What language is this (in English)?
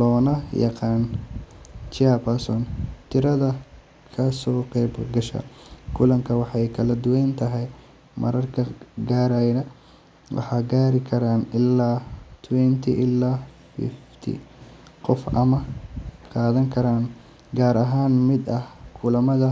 Somali